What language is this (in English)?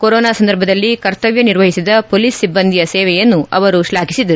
Kannada